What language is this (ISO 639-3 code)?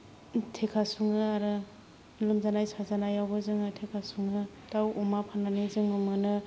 brx